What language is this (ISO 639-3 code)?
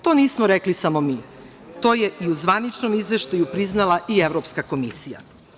srp